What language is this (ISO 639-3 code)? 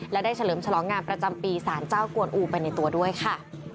tha